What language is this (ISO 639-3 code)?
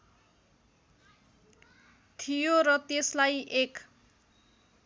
nep